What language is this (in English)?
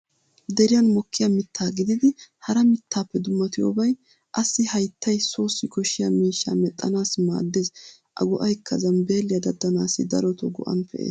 Wolaytta